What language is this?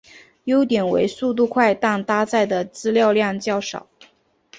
Chinese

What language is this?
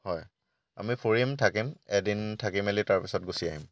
Assamese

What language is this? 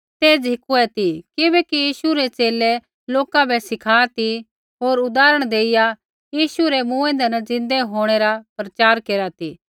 Kullu Pahari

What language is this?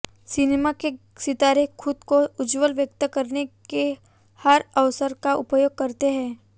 Hindi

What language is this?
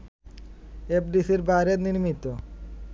Bangla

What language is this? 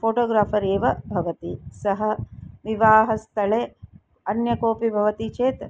Sanskrit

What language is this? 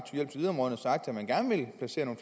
Danish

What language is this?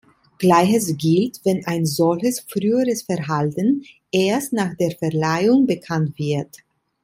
German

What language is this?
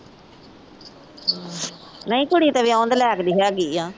Punjabi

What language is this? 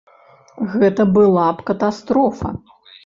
Belarusian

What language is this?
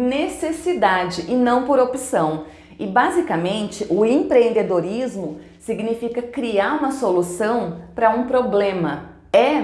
Portuguese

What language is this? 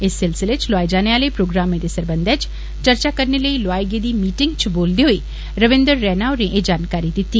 Dogri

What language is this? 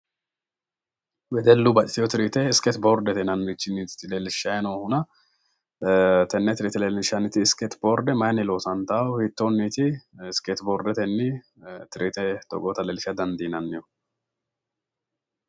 Sidamo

